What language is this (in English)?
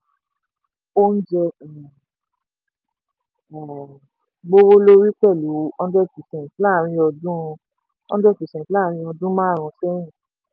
Yoruba